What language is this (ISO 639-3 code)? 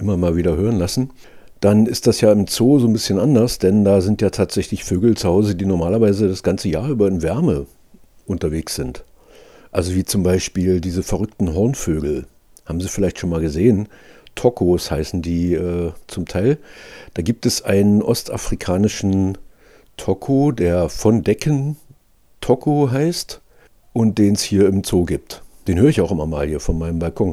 deu